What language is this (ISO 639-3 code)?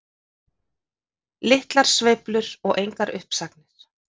isl